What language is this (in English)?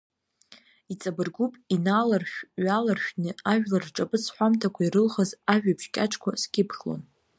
Abkhazian